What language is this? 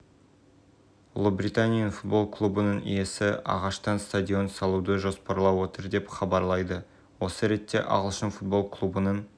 Kazakh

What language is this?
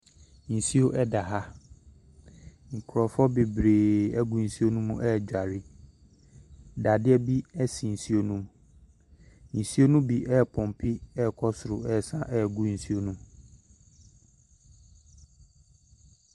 Akan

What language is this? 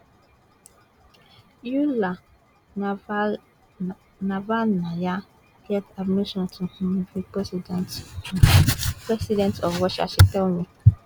Nigerian Pidgin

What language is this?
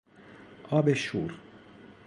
Persian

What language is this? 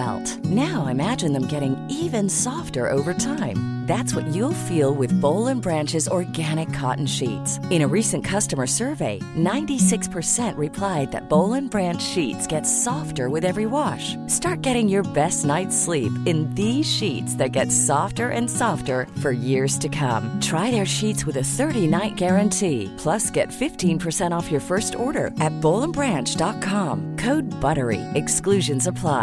Swedish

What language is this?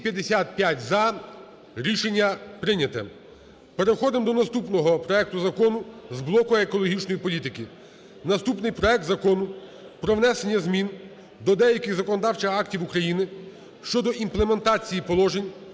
Ukrainian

